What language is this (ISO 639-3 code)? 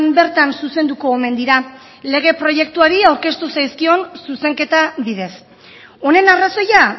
eus